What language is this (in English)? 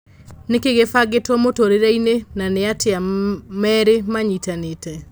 Kikuyu